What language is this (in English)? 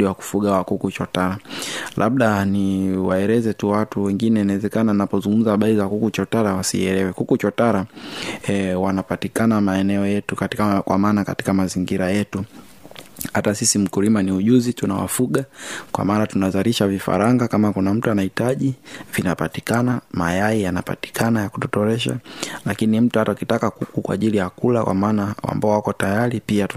Swahili